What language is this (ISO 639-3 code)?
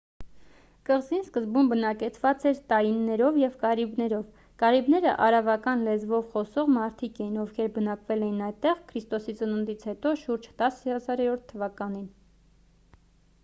hye